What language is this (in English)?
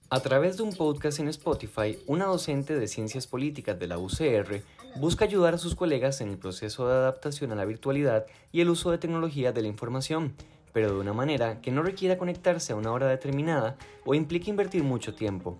Spanish